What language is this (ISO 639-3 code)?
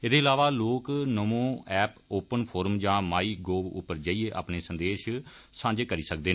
doi